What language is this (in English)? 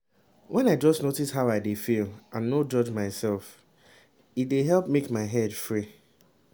Nigerian Pidgin